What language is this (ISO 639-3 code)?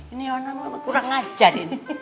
ind